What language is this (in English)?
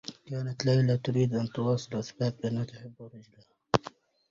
Arabic